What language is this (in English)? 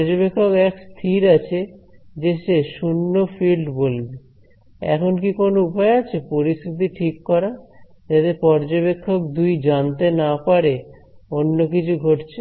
Bangla